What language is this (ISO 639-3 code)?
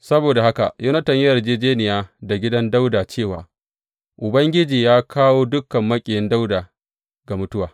hau